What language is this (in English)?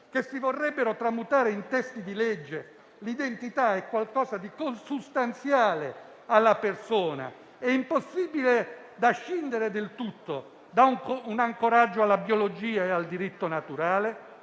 Italian